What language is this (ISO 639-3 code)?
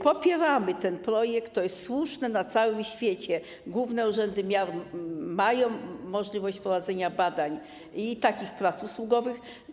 pol